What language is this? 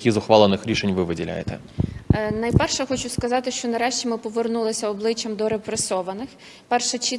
Ukrainian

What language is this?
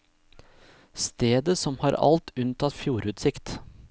Norwegian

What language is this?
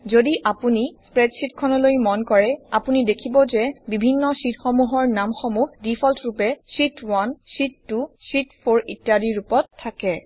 Assamese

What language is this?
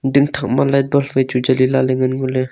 Wancho Naga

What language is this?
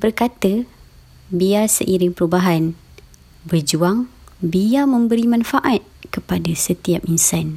Malay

